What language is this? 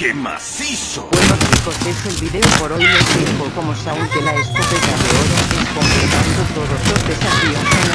Spanish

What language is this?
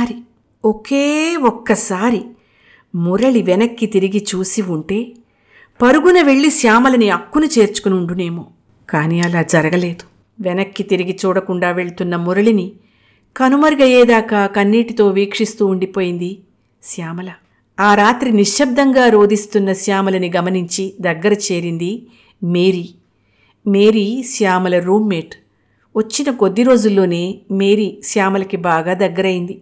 Telugu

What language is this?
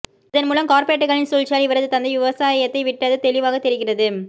Tamil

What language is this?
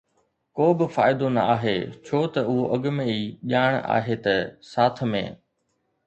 Sindhi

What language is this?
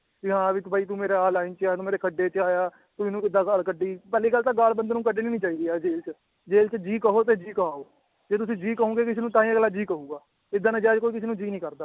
Punjabi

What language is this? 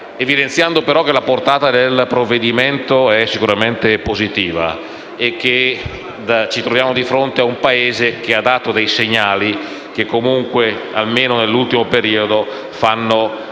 Italian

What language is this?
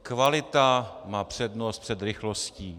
Czech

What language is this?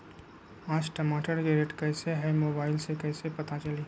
Magahi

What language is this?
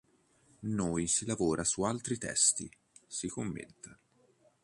Italian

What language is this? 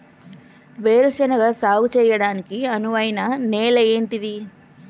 Telugu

